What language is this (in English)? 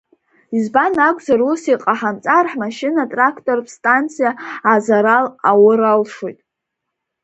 Abkhazian